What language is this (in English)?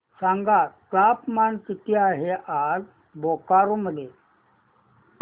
Marathi